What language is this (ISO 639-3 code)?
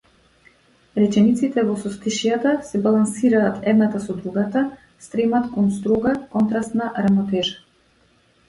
mkd